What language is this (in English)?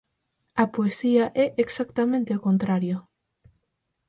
Galician